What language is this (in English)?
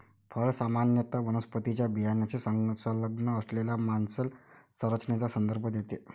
Marathi